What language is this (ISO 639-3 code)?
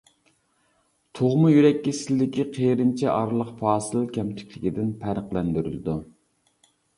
uig